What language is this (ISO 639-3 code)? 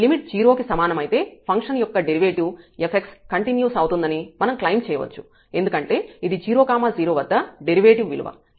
tel